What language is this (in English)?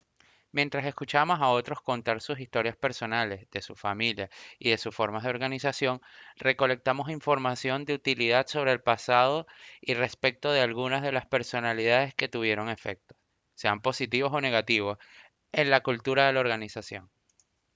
Spanish